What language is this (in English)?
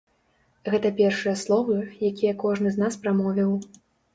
Belarusian